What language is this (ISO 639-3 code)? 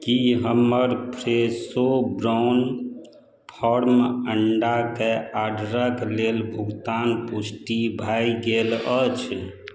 mai